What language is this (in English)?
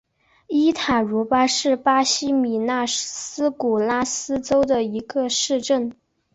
Chinese